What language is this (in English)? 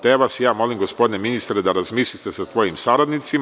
Serbian